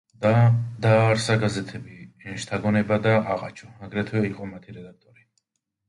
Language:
Georgian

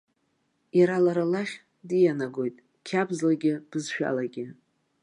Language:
Abkhazian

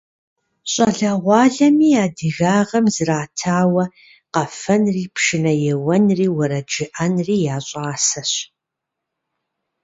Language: Kabardian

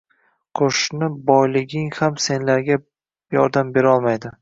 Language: Uzbek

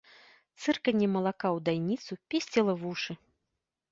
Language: Belarusian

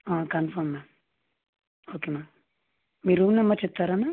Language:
Telugu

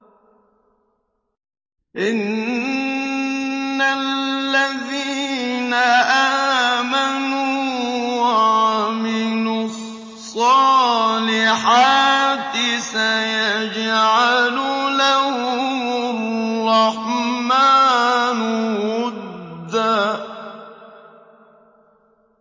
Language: Arabic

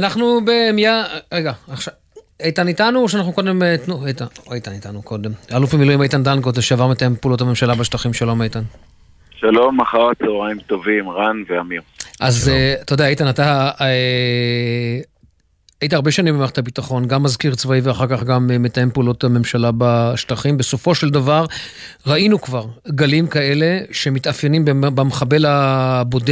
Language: Hebrew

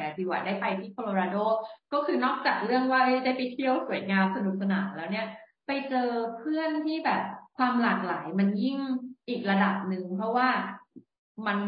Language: Thai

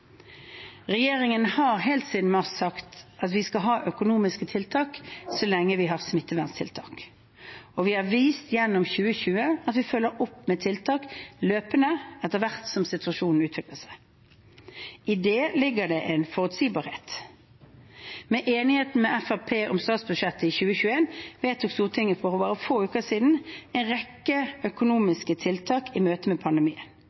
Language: Norwegian Bokmål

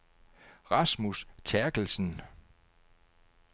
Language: Danish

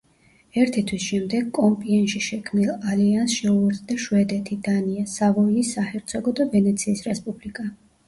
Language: Georgian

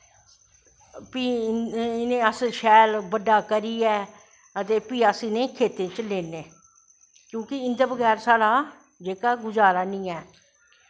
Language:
Dogri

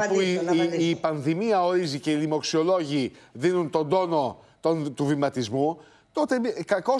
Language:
Greek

